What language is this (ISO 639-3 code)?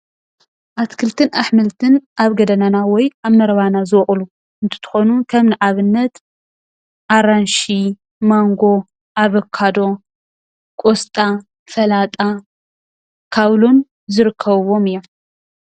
tir